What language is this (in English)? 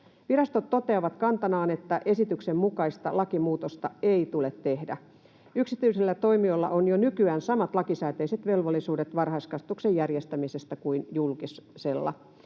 Finnish